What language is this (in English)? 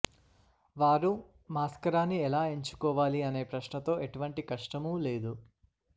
Telugu